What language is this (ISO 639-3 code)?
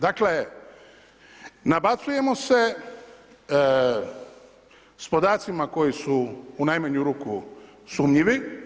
hrv